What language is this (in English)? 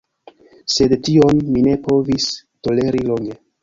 Esperanto